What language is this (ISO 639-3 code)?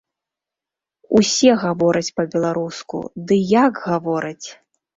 bel